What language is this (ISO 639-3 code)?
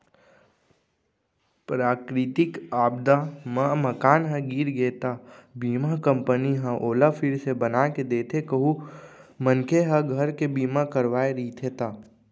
hne